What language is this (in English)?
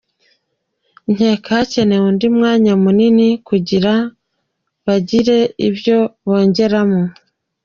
Kinyarwanda